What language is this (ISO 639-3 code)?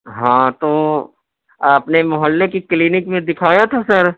urd